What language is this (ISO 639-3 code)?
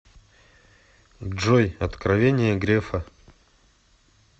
rus